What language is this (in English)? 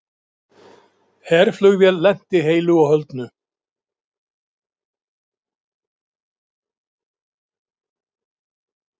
Icelandic